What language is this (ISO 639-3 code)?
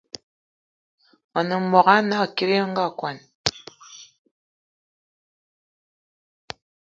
eto